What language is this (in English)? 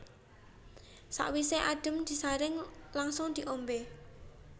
Javanese